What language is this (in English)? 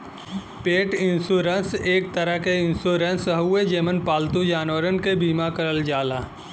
Bhojpuri